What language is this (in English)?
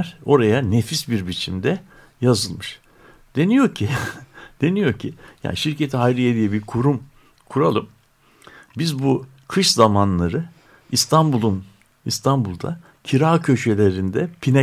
Turkish